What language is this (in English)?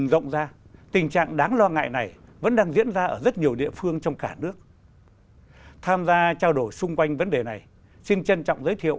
Vietnamese